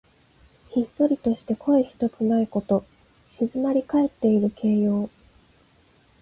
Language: Japanese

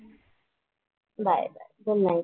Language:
Marathi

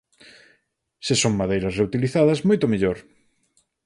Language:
Galician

